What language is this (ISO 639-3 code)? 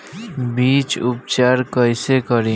bho